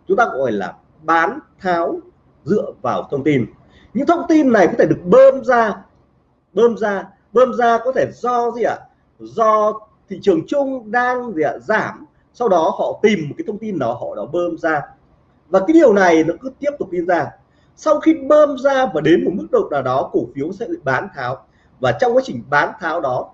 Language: Vietnamese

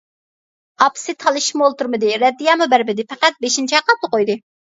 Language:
Uyghur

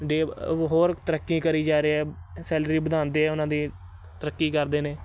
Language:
Punjabi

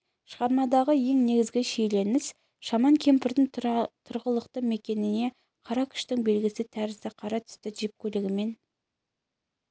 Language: Kazakh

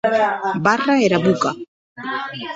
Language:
Occitan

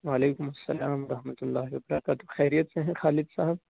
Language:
Urdu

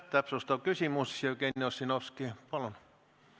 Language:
Estonian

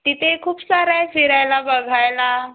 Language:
Marathi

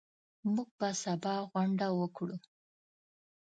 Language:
Pashto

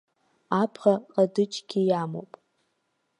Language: Abkhazian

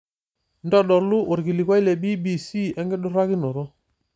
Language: Masai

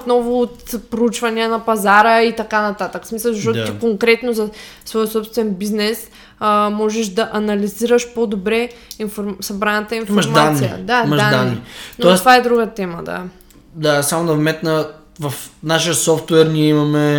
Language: Bulgarian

